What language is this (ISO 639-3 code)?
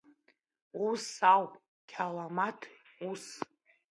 abk